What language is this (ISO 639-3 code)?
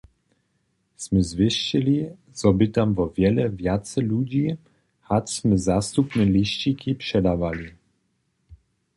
hsb